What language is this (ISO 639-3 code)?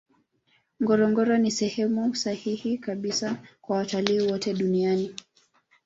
swa